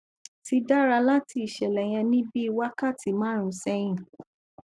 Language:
Yoruba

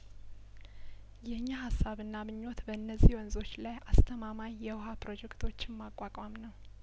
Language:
Amharic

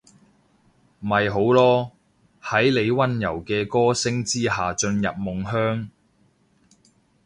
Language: Cantonese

